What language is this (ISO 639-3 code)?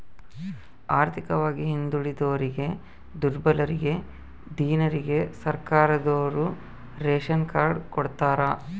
kan